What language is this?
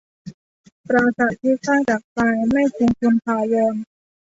Thai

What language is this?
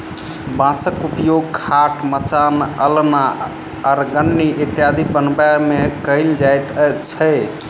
Maithili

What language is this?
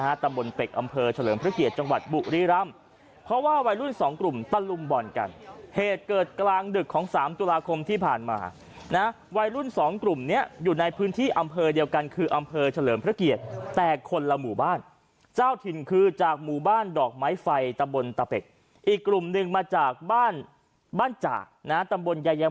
Thai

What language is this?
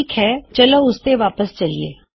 Punjabi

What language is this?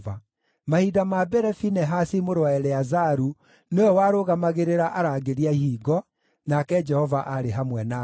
Kikuyu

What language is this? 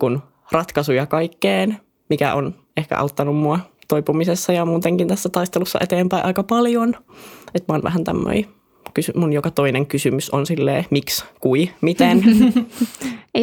Finnish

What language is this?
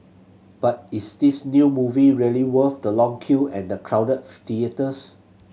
English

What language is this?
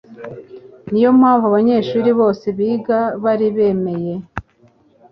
Kinyarwanda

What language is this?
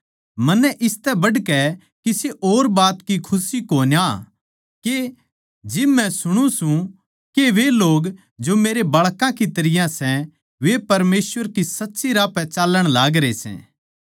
Haryanvi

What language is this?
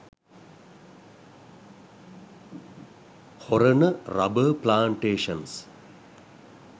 Sinhala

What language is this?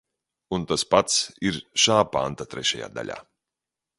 Latvian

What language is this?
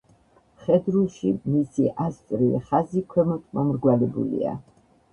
Georgian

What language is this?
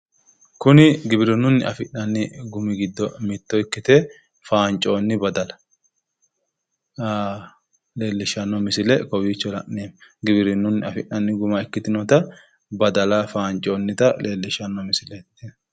Sidamo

